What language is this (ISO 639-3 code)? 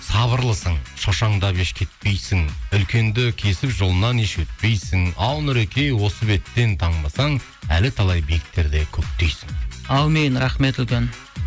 kaz